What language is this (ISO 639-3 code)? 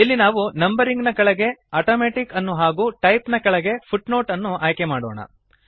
kan